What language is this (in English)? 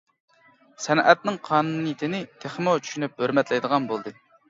Uyghur